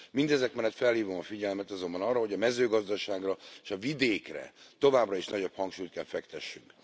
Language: Hungarian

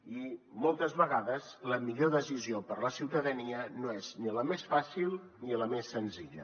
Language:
Catalan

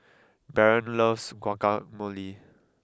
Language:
English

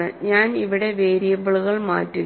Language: Malayalam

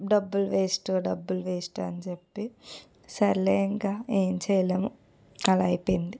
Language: Telugu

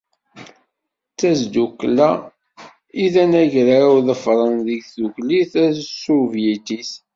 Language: Kabyle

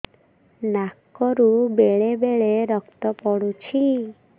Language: Odia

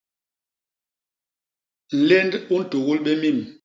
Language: Basaa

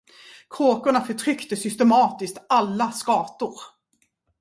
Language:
Swedish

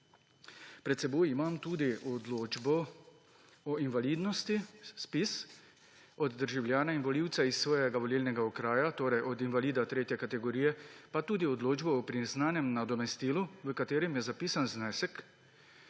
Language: Slovenian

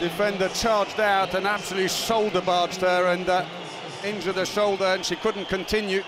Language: English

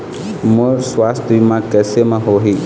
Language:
Chhattisgarhi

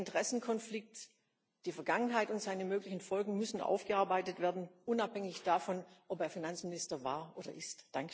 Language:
German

